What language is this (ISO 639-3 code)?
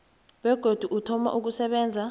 nbl